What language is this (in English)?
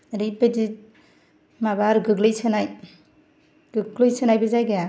Bodo